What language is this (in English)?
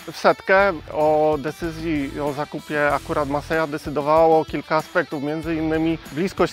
Polish